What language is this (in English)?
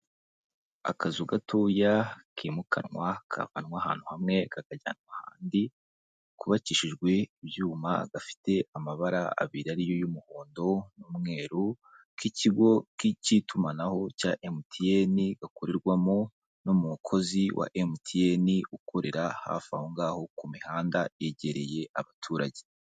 Kinyarwanda